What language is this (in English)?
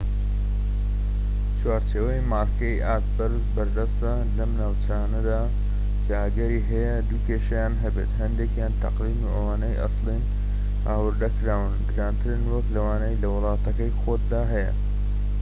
Central Kurdish